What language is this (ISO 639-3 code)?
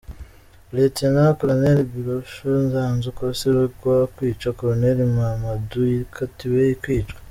kin